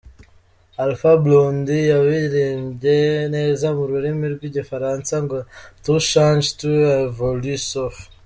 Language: Kinyarwanda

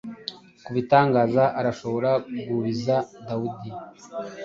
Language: Kinyarwanda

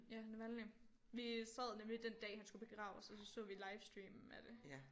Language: Danish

